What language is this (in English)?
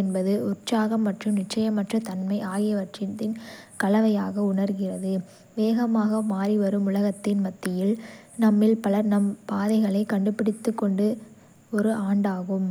Kota (India)